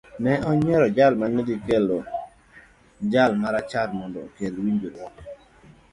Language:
Luo (Kenya and Tanzania)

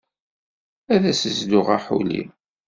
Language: Kabyle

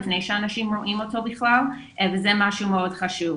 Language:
Hebrew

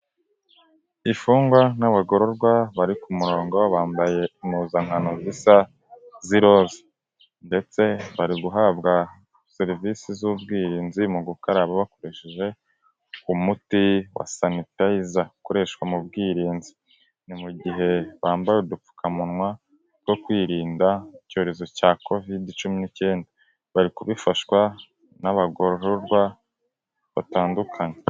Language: Kinyarwanda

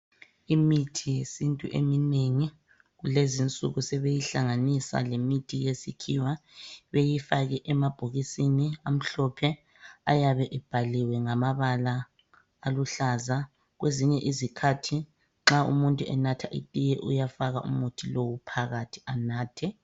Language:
North Ndebele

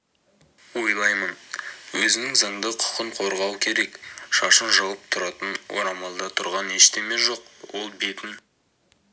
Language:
Kazakh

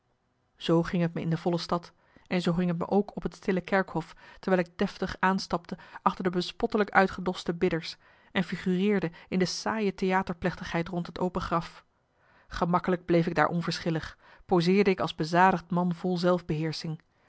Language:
Dutch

